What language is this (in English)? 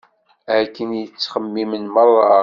Kabyle